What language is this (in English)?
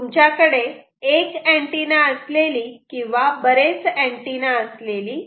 Marathi